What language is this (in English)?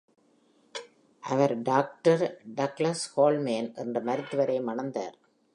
Tamil